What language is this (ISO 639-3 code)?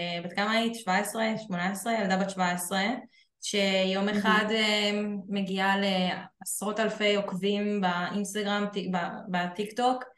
heb